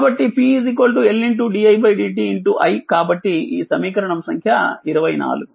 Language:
Telugu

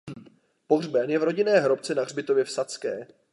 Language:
Czech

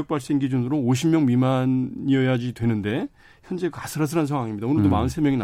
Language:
Korean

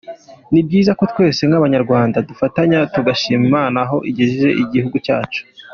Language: Kinyarwanda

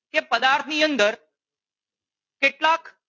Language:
Gujarati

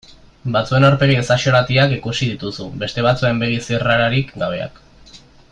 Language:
Basque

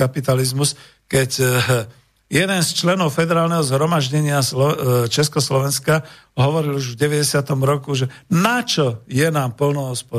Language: Slovak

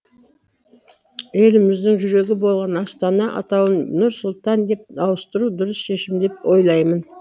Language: Kazakh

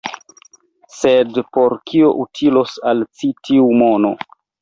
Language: Esperanto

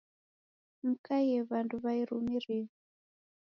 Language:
Taita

